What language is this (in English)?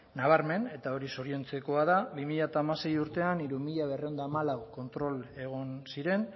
Basque